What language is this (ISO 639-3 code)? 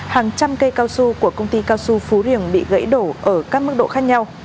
vie